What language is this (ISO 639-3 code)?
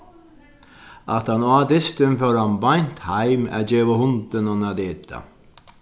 fao